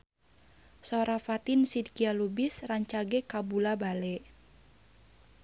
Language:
Sundanese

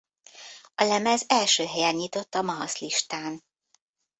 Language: Hungarian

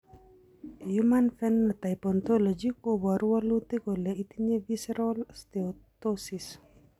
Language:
Kalenjin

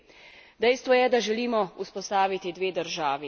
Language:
Slovenian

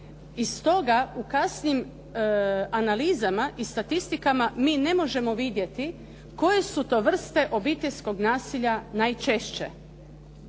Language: Croatian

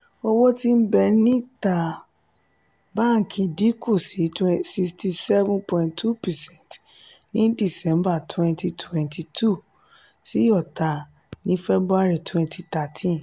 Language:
Yoruba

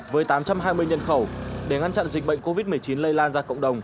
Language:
Vietnamese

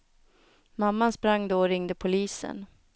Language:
Swedish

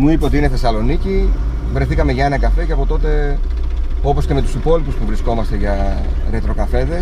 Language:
Greek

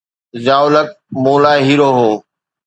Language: Sindhi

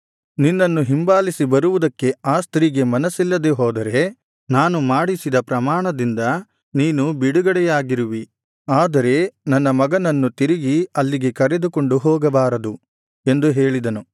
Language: Kannada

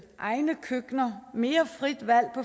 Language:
Danish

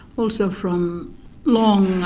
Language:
English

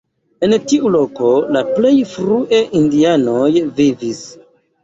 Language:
Esperanto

